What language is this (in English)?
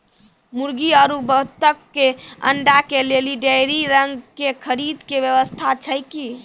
Maithili